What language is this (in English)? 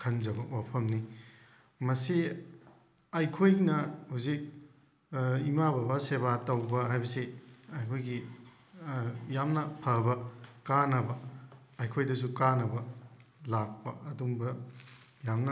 Manipuri